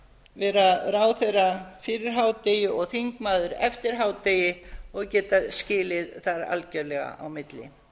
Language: Icelandic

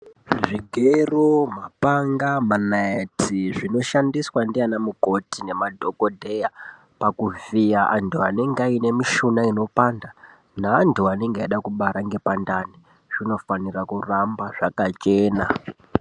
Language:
Ndau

